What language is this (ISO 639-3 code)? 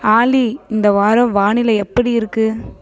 tam